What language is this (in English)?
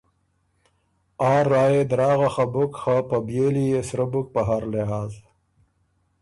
Ormuri